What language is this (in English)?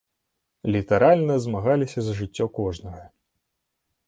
Belarusian